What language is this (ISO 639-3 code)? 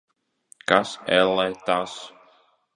lav